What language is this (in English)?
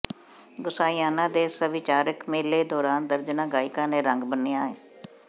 Punjabi